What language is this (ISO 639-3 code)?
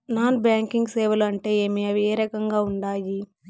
tel